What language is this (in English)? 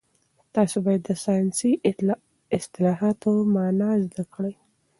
Pashto